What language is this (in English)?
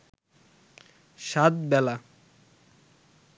Bangla